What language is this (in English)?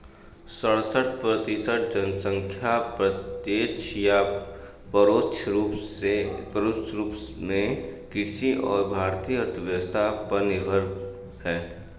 Hindi